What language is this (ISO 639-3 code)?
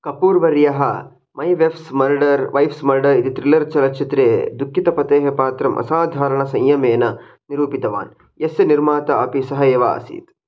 san